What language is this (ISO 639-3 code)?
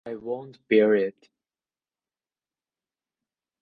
eng